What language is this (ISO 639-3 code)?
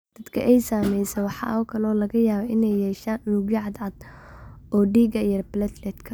som